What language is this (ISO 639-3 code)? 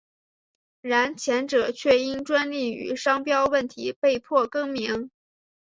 zho